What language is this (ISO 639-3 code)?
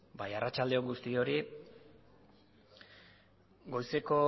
eus